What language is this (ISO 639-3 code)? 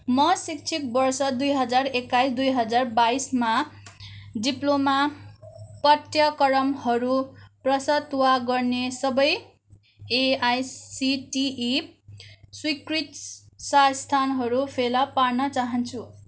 nep